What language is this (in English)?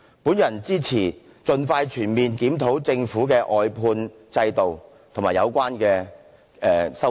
Cantonese